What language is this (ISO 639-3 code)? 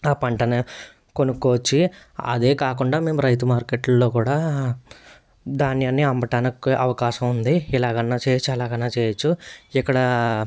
tel